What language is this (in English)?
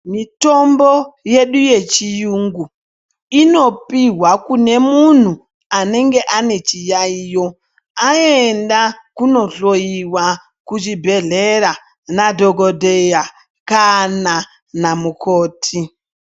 Ndau